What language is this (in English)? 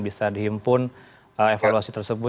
Indonesian